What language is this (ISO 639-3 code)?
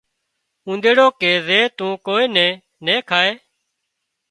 kxp